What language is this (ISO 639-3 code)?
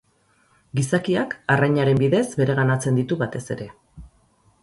eus